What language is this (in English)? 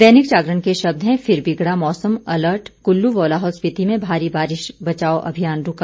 Hindi